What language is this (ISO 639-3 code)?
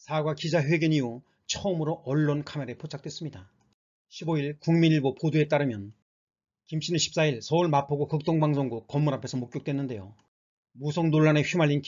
kor